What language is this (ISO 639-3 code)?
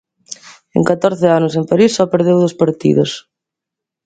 glg